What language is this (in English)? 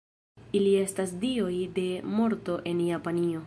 Esperanto